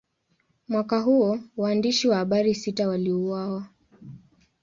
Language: Swahili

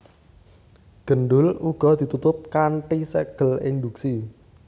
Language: Javanese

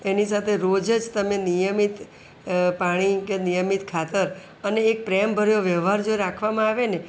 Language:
Gujarati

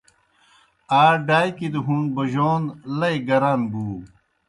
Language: Kohistani Shina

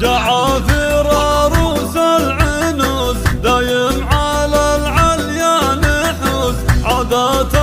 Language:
Arabic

